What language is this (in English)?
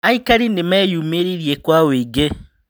Kikuyu